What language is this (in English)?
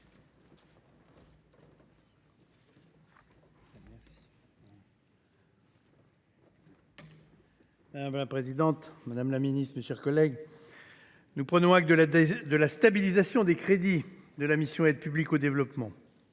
French